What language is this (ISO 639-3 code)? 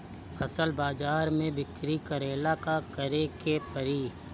bho